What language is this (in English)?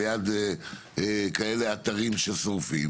Hebrew